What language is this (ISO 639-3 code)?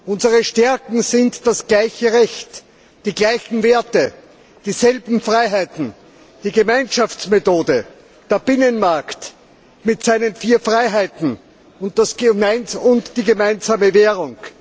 deu